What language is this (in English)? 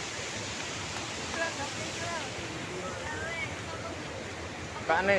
Indonesian